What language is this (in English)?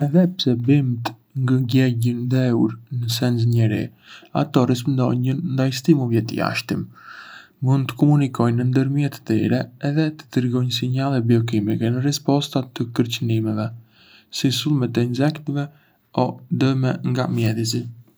Arbëreshë Albanian